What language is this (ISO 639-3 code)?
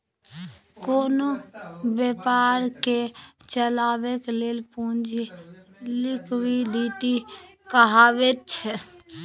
mai